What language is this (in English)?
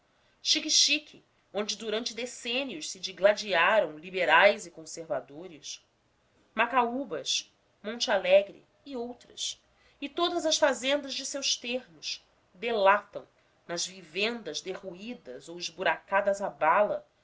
Portuguese